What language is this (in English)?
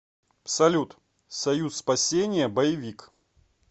Russian